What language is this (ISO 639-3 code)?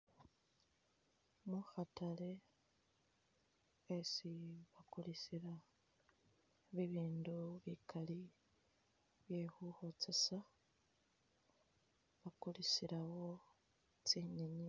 myx